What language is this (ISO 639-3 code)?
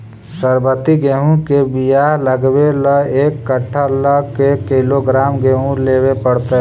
mag